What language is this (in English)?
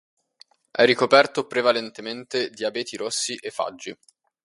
Italian